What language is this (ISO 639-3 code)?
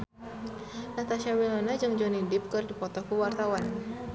sun